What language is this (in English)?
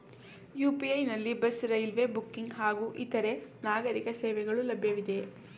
Kannada